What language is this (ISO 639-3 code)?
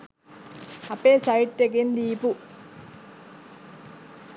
sin